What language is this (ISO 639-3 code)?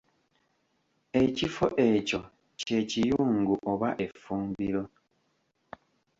lug